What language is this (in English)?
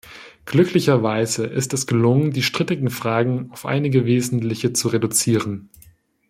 German